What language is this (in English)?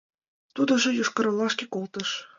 Mari